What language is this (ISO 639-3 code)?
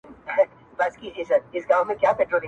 pus